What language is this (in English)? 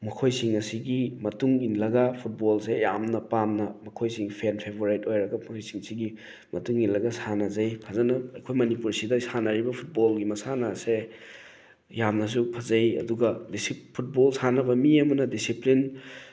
Manipuri